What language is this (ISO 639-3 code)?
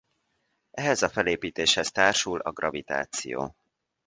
hun